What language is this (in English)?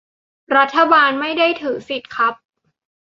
Thai